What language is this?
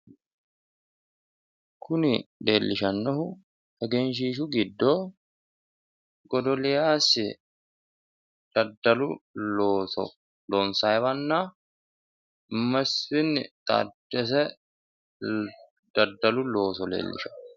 Sidamo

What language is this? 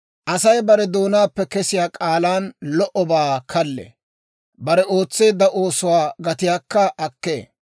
Dawro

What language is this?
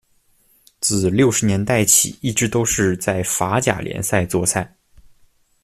Chinese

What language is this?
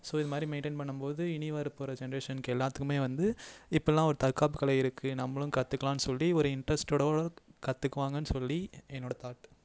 Tamil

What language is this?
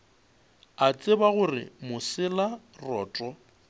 Northern Sotho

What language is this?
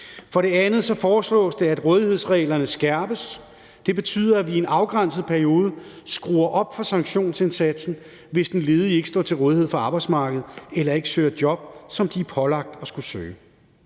Danish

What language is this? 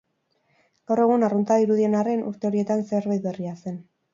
Basque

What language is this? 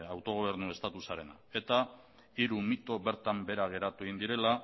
Basque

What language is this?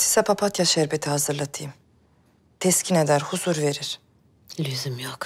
Turkish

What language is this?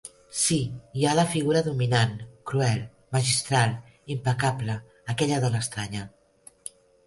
Catalan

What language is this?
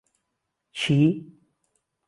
Central Kurdish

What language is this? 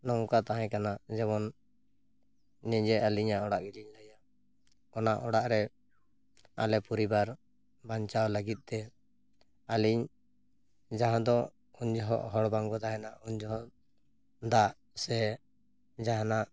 Santali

